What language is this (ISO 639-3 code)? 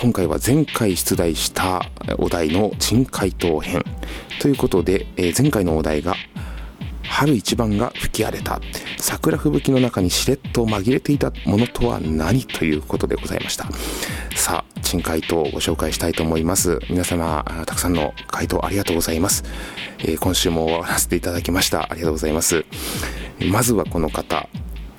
jpn